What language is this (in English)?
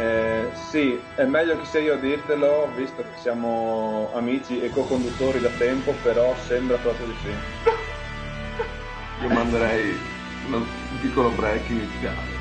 Italian